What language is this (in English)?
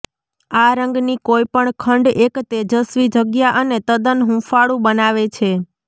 Gujarati